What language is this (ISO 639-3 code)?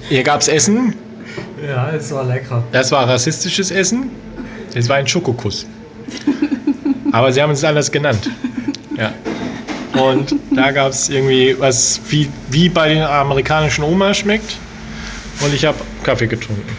deu